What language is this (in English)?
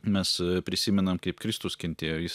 Lithuanian